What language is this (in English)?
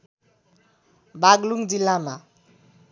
Nepali